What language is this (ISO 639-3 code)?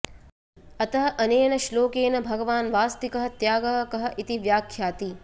san